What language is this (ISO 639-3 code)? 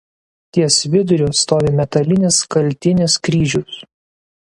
lit